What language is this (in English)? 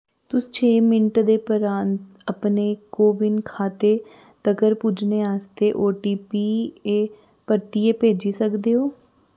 Dogri